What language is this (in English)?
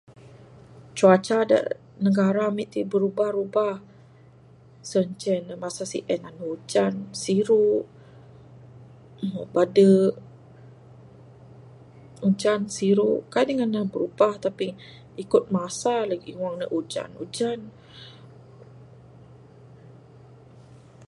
Bukar-Sadung Bidayuh